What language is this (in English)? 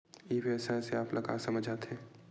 Chhattisgarhi